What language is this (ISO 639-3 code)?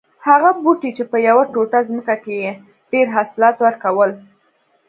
pus